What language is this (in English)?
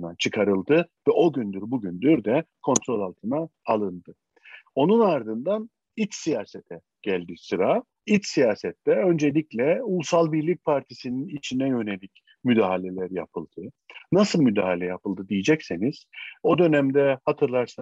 Turkish